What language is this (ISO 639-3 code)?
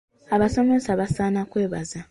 lug